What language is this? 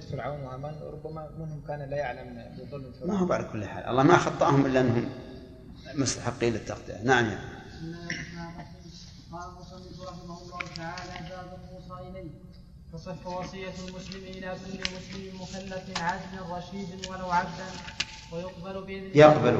Arabic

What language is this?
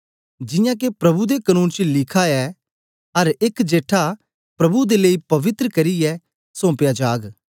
Dogri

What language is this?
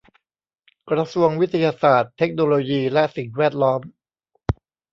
Thai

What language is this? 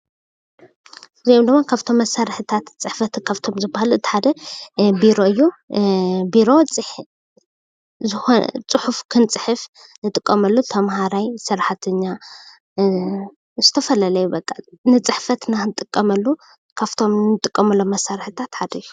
Tigrinya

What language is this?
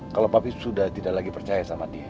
Indonesian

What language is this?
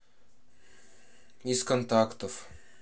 Russian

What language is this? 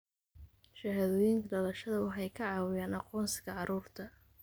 Somali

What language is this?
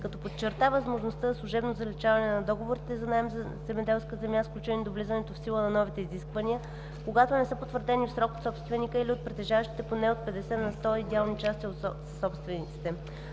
Bulgarian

